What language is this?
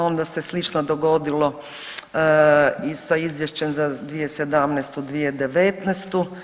Croatian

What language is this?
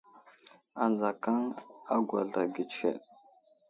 Wuzlam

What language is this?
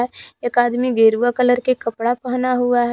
Hindi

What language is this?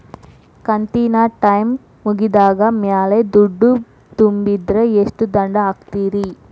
Kannada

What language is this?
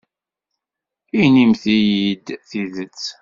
Kabyle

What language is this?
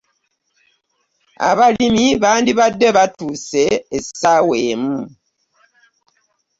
Ganda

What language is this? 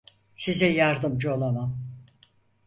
Turkish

